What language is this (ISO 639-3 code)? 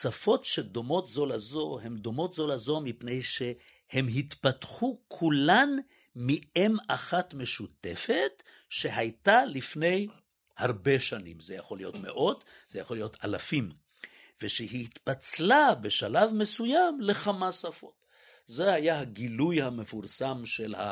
heb